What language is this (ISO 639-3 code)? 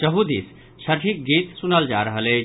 mai